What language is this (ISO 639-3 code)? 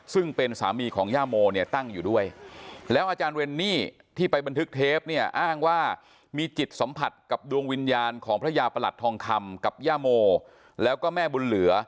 tha